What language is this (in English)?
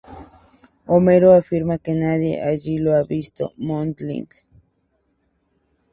Spanish